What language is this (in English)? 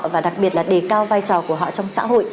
Vietnamese